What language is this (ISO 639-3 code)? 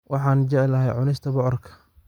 som